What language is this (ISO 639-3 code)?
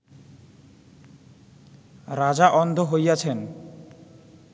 ben